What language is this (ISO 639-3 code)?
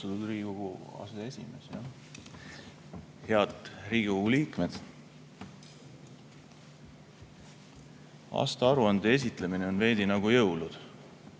est